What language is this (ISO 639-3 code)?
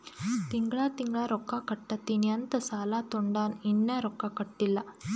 kan